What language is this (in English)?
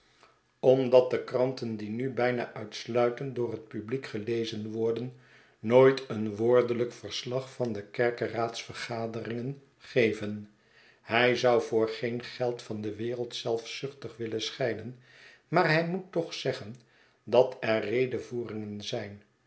Dutch